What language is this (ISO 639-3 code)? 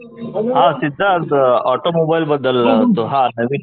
mar